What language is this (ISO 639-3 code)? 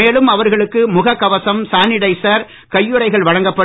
tam